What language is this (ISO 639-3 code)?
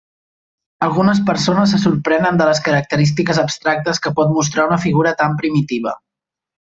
cat